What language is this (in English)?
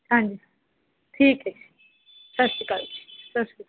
Punjabi